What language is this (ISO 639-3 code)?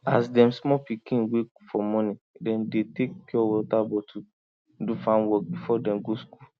pcm